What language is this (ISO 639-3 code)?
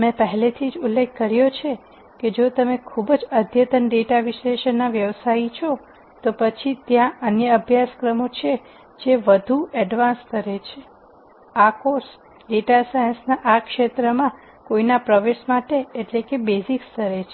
guj